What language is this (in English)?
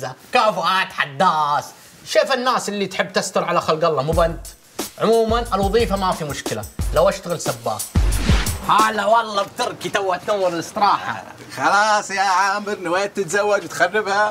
Arabic